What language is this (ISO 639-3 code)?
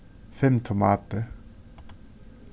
fao